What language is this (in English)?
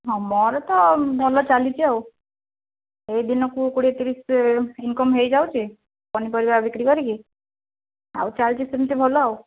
Odia